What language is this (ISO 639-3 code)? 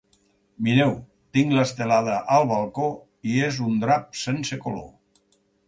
cat